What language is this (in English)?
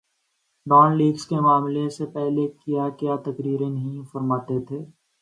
Urdu